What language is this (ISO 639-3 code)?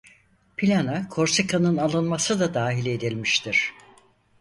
tur